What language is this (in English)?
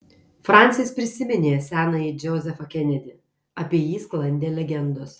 Lithuanian